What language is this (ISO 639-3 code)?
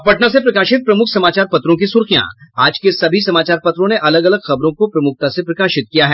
hin